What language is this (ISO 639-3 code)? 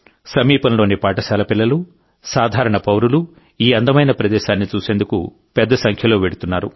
tel